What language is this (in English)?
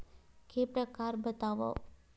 Chhattisgarhi